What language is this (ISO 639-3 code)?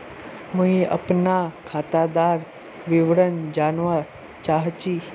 mag